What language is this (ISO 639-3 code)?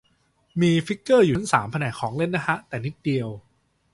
tha